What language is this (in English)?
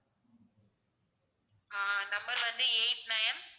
Tamil